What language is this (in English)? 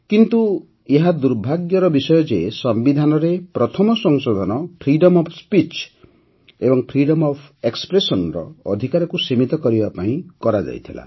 Odia